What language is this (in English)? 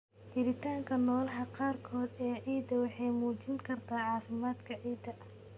Somali